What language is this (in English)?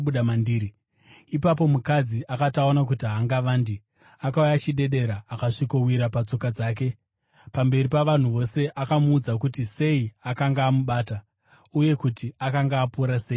Shona